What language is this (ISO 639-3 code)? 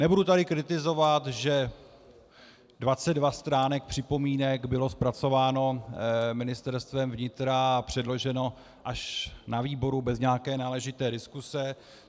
ces